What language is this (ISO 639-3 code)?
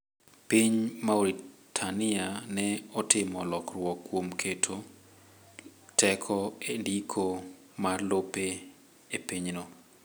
luo